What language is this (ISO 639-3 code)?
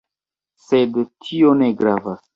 epo